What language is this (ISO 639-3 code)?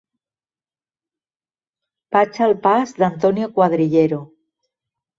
cat